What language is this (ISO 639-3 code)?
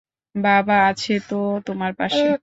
ben